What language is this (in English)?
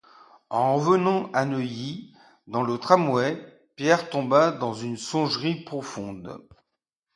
French